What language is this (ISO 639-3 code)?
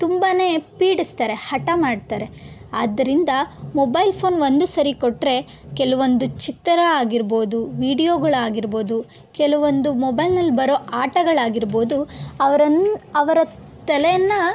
kan